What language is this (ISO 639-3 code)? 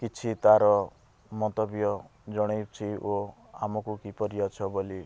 ori